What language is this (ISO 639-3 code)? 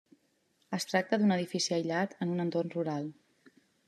cat